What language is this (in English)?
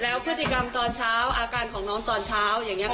Thai